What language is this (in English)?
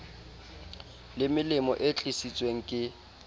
Southern Sotho